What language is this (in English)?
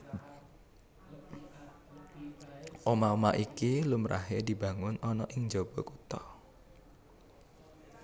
Javanese